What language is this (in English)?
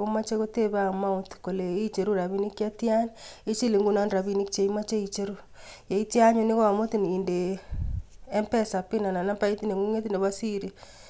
Kalenjin